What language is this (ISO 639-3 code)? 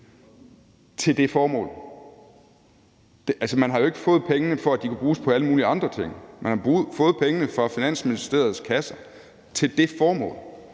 dan